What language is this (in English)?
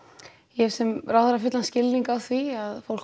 Icelandic